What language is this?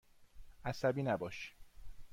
Persian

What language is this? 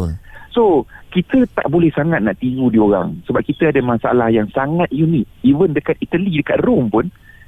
Malay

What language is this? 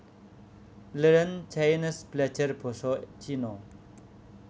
Javanese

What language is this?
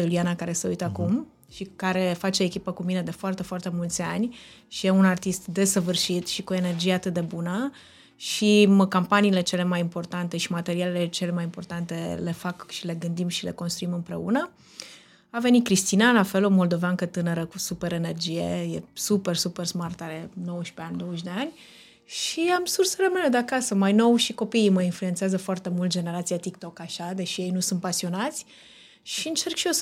Romanian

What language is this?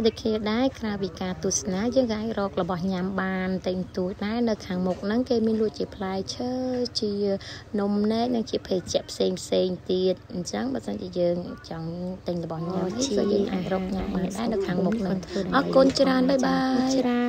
Thai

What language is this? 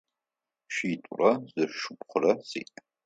Adyghe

